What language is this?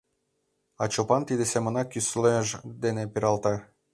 Mari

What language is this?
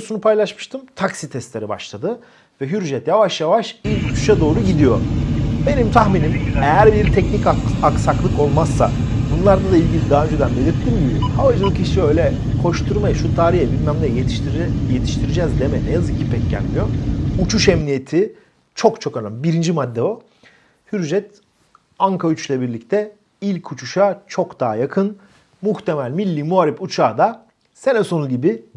Turkish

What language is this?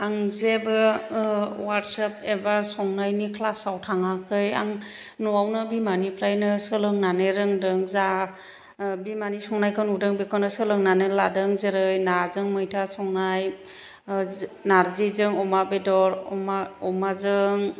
Bodo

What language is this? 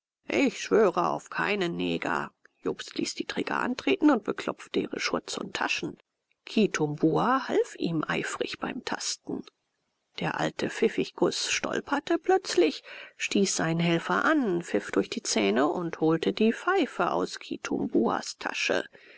German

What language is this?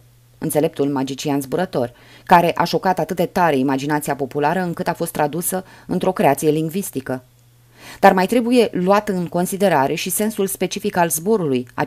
Romanian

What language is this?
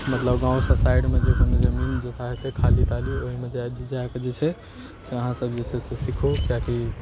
Maithili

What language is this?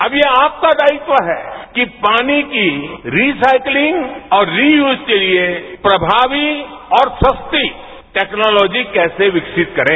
Hindi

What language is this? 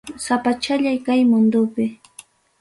Ayacucho Quechua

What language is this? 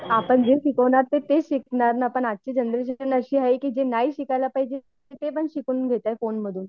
Marathi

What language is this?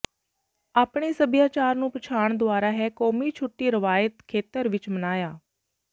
Punjabi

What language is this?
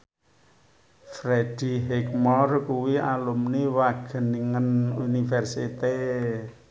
Javanese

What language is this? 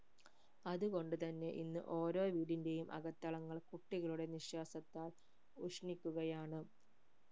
Malayalam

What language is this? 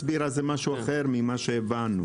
Hebrew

